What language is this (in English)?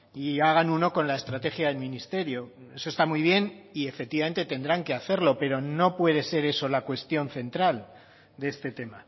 Spanish